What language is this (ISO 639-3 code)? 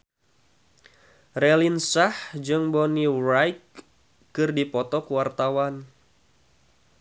sun